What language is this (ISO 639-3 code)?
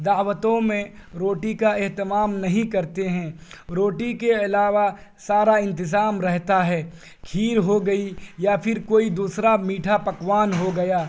urd